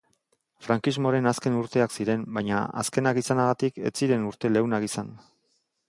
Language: Basque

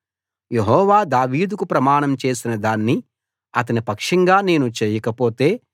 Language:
Telugu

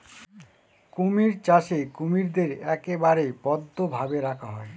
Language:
Bangla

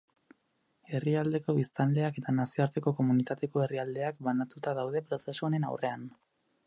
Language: Basque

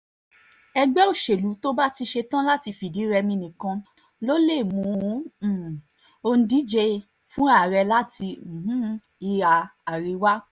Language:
Yoruba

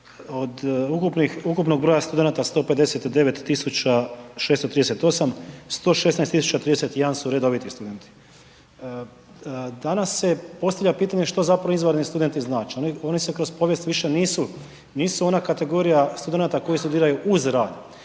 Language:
Croatian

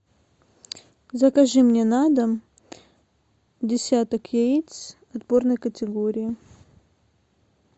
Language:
Russian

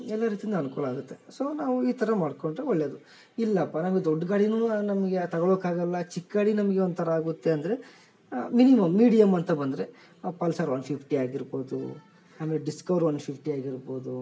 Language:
Kannada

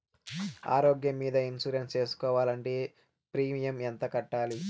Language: Telugu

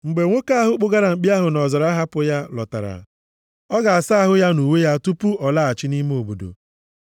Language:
Igbo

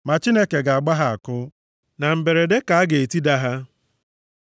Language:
Igbo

